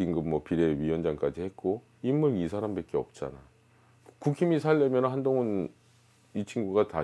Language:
Korean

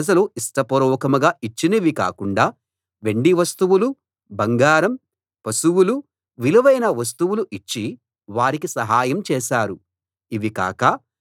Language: Telugu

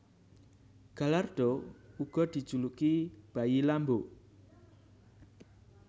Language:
Javanese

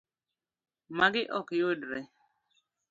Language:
Luo (Kenya and Tanzania)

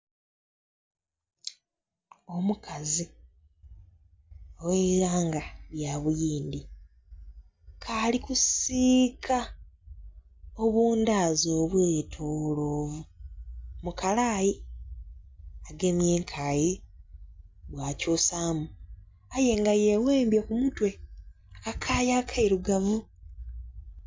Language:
Soga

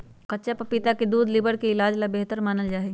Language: Magahi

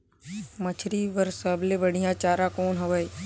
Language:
Chhattisgarhi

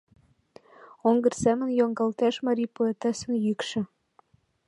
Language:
Mari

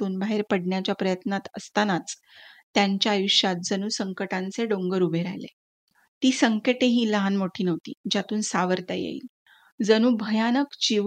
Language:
Marathi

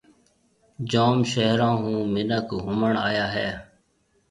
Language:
Marwari (Pakistan)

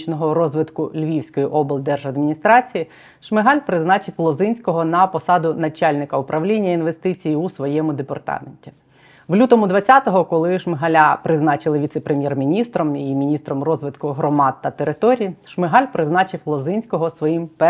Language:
Ukrainian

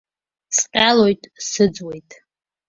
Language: Abkhazian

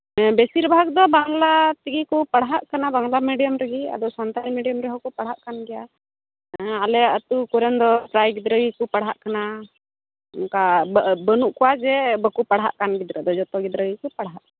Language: Santali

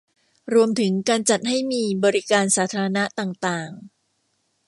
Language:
Thai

